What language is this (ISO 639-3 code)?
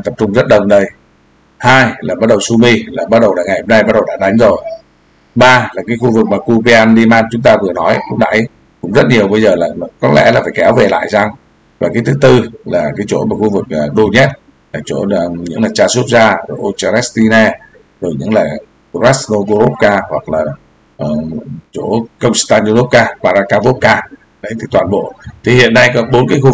vie